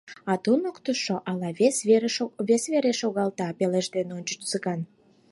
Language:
Mari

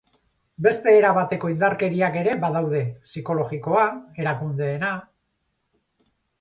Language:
Basque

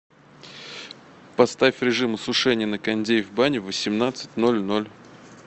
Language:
Russian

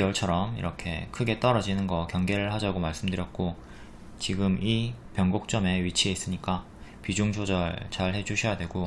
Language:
Korean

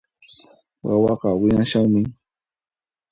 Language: Puno Quechua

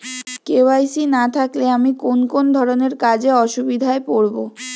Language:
Bangla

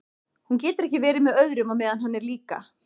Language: Icelandic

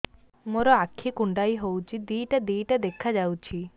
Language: Odia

